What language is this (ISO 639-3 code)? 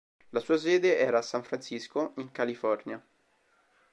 ita